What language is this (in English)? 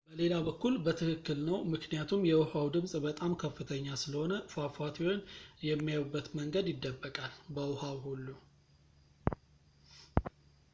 Amharic